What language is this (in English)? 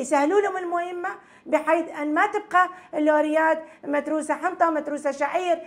Arabic